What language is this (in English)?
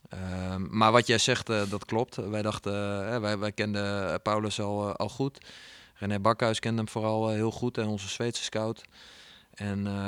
Dutch